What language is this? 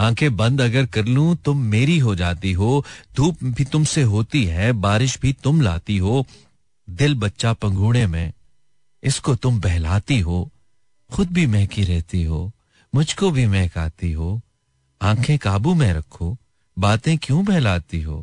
Hindi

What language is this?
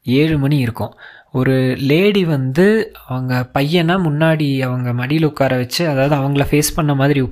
Tamil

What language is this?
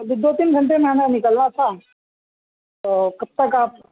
Urdu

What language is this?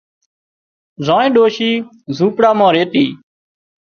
Wadiyara Koli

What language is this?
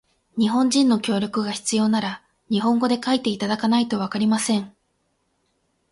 Japanese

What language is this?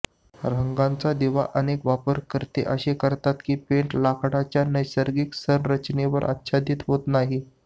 Marathi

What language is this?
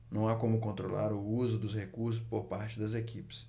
Portuguese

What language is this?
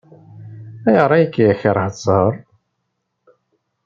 Kabyle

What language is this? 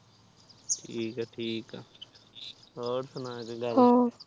Punjabi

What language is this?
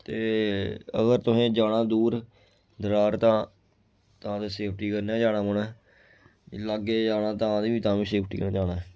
Dogri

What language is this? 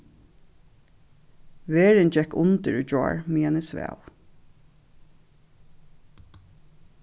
Faroese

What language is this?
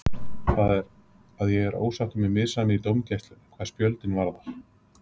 Icelandic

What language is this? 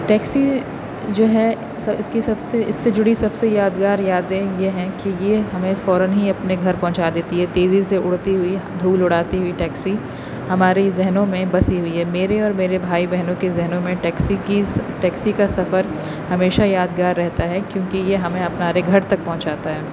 Urdu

